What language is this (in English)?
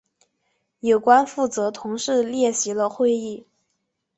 Chinese